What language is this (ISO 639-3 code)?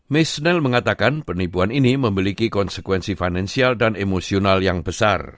ind